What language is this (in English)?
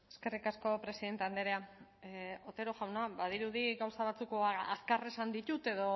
Basque